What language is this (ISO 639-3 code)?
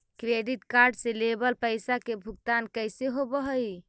mag